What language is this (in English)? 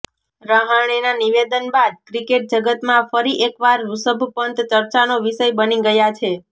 Gujarati